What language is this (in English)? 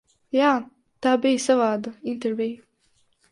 Latvian